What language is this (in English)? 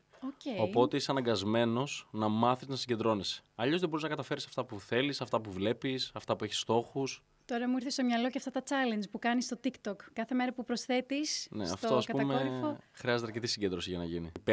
Greek